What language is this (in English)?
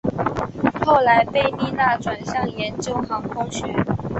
Chinese